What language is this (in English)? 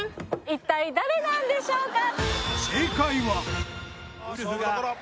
Japanese